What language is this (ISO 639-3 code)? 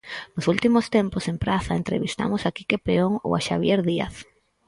glg